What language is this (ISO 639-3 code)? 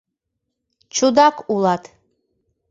chm